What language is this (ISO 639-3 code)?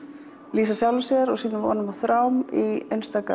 isl